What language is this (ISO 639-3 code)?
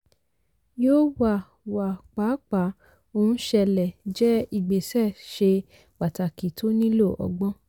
yor